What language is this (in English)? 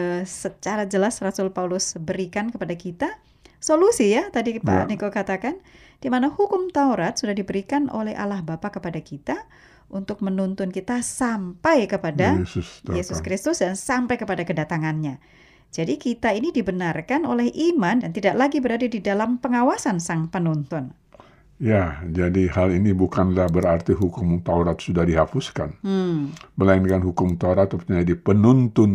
Indonesian